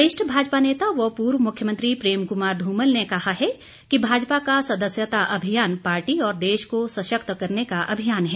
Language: Hindi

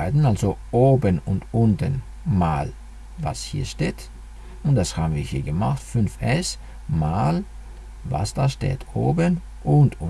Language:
German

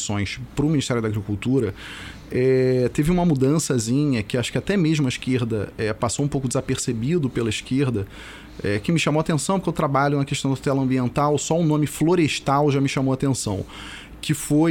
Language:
Portuguese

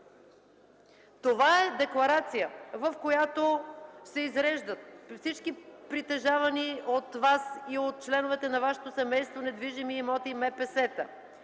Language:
Bulgarian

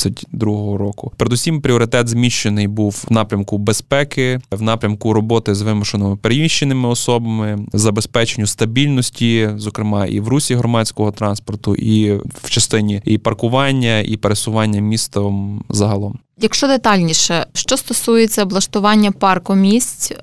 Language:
Ukrainian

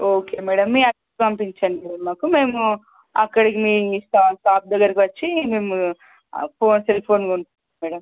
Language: Telugu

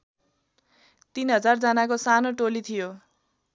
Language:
Nepali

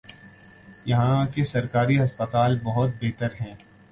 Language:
Urdu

